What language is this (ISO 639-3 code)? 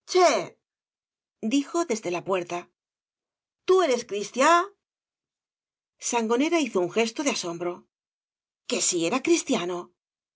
spa